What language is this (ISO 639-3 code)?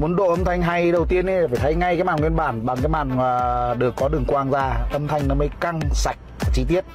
vie